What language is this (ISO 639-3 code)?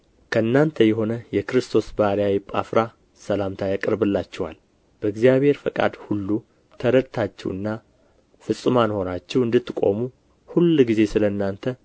amh